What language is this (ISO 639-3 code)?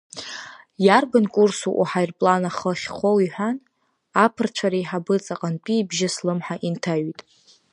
abk